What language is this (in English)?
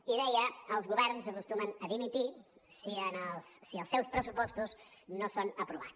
Catalan